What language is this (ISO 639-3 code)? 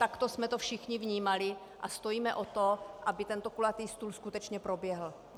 ces